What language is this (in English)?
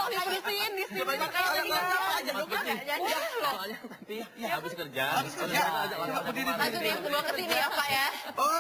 Indonesian